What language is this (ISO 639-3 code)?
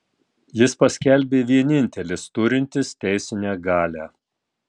lit